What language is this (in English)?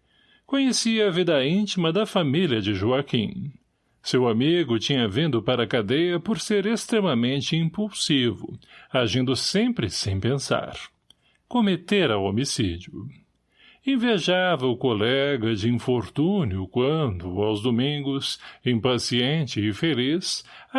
Portuguese